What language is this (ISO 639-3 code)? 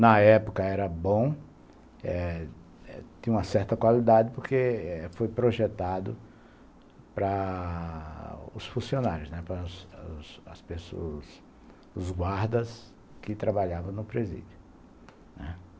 por